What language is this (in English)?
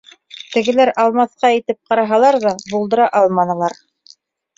Bashkir